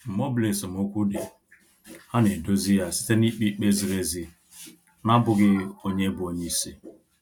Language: Igbo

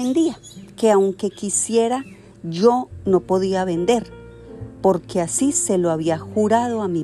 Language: Spanish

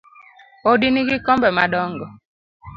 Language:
Luo (Kenya and Tanzania)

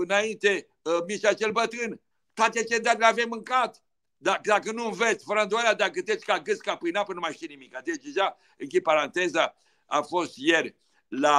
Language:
Romanian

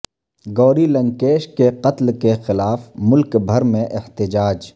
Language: Urdu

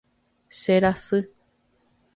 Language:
Guarani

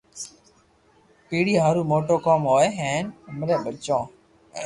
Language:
Loarki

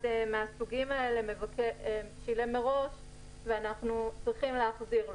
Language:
Hebrew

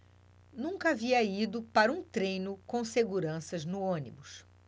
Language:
Portuguese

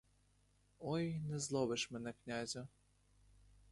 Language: Ukrainian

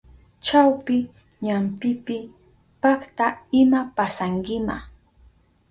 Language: Southern Pastaza Quechua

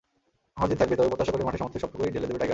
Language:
Bangla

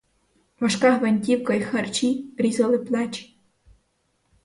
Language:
Ukrainian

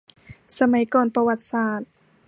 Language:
Thai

